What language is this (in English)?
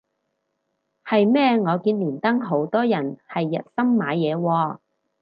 Cantonese